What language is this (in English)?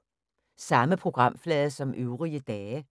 Danish